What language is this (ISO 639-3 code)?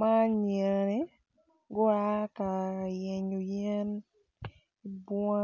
ach